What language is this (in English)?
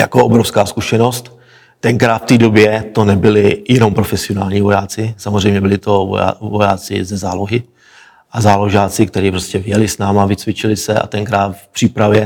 Czech